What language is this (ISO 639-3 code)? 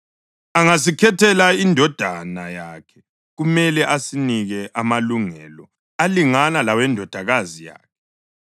nde